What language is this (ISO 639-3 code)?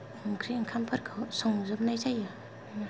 brx